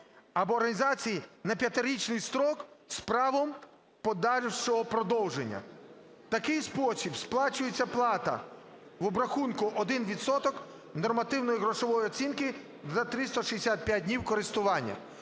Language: Ukrainian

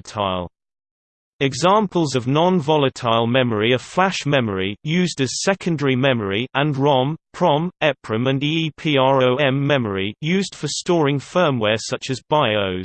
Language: English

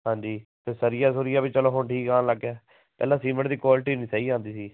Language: Punjabi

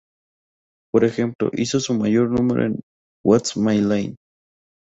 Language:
Spanish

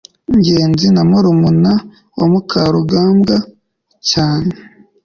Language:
Kinyarwanda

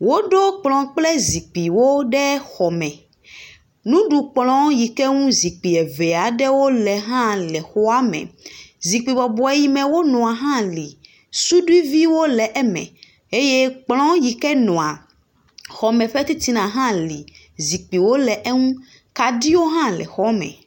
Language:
Ewe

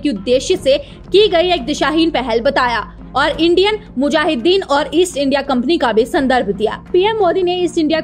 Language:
Hindi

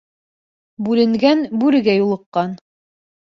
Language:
Bashkir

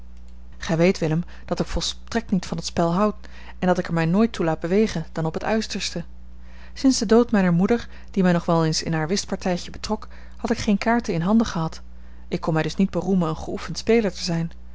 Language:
Dutch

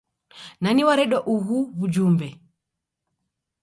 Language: Taita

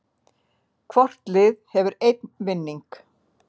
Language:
Icelandic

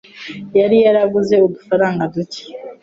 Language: Kinyarwanda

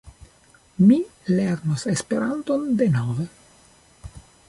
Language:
Esperanto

